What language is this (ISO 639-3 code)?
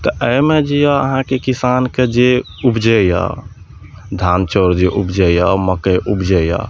mai